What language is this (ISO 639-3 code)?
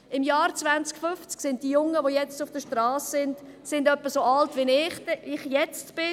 gsw